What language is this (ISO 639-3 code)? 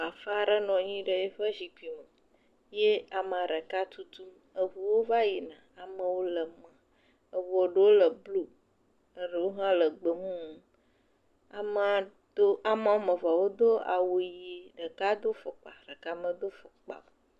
ewe